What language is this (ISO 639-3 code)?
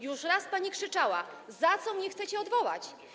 pol